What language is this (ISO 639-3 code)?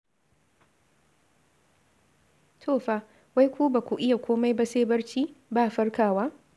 hau